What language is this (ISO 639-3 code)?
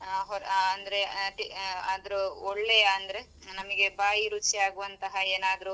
kan